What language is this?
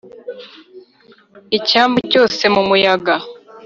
Kinyarwanda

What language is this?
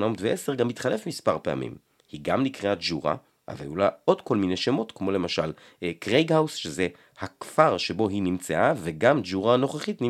Hebrew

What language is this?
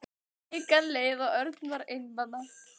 Icelandic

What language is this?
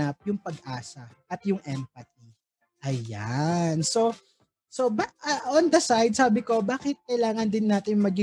Filipino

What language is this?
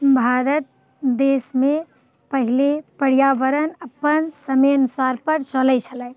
Maithili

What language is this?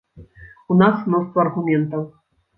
Belarusian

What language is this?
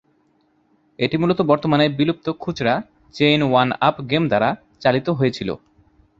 Bangla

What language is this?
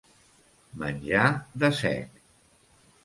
Catalan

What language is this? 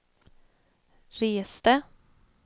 Swedish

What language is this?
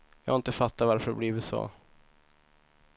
Swedish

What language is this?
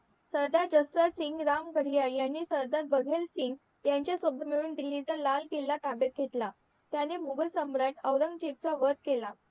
Marathi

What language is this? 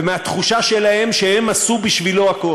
Hebrew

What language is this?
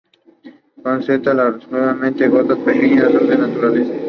Spanish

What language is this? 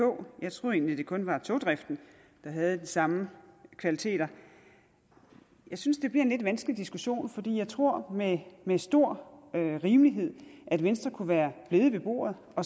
Danish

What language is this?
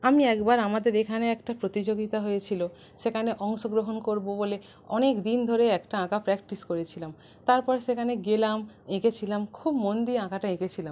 Bangla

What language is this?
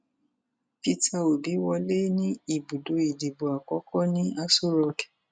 Yoruba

